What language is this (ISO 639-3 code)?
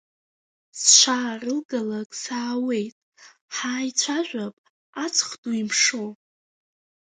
abk